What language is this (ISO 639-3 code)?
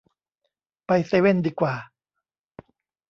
tha